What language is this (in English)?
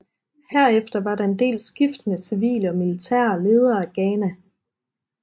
Danish